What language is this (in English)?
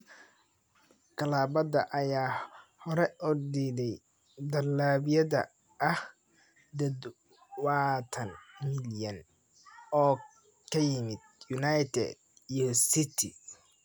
Somali